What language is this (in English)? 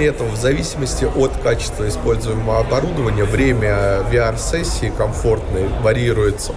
Russian